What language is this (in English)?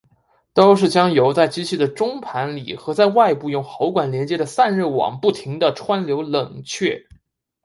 Chinese